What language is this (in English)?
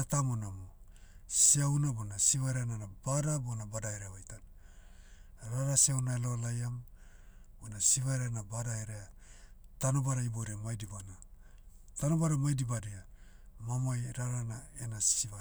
Motu